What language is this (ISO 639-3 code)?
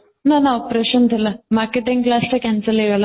ori